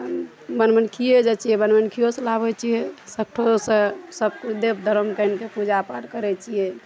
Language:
Maithili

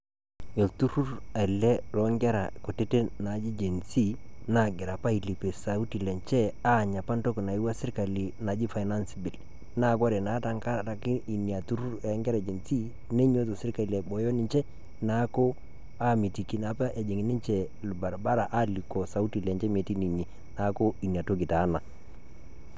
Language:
Masai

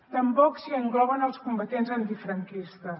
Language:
Catalan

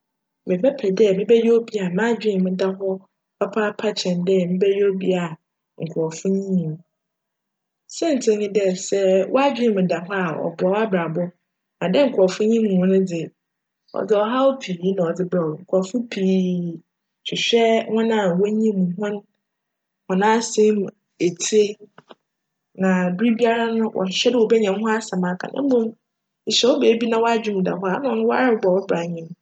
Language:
Akan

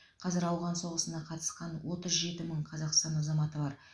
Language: Kazakh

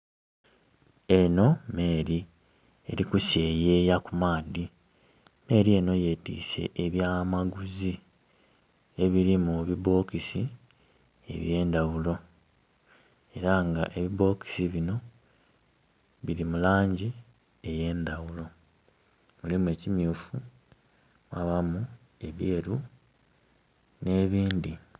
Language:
Soga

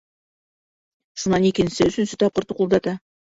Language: Bashkir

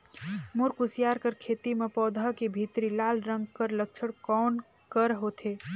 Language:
Chhattisgarhi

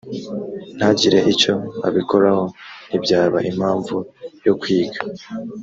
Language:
Kinyarwanda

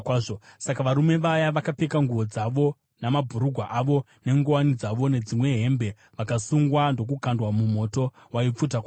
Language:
Shona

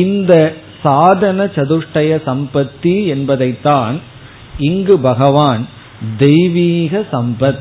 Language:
Tamil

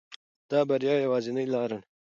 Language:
Pashto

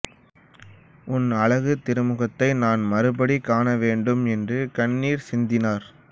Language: Tamil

